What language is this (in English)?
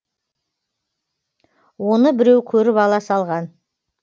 Kazakh